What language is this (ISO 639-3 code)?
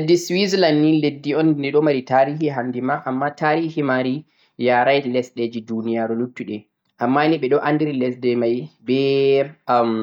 fuq